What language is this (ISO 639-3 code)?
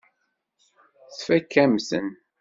kab